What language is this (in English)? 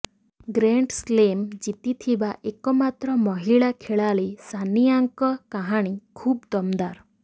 Odia